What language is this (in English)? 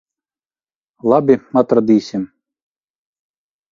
Latvian